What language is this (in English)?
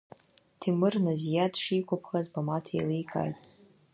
Abkhazian